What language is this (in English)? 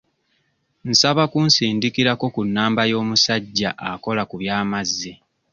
Ganda